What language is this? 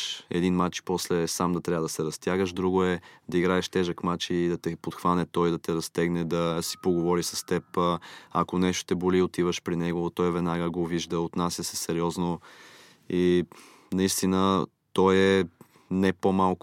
Bulgarian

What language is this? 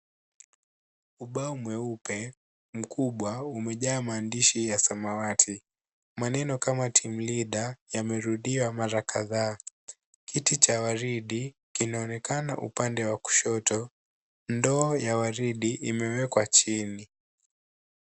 Swahili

